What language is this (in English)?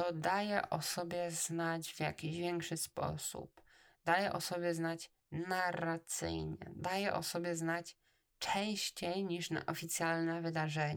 Polish